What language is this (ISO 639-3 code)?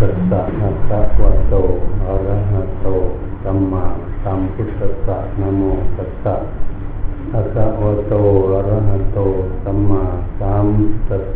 tha